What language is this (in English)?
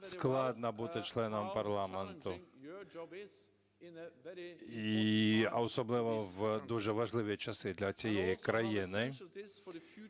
Ukrainian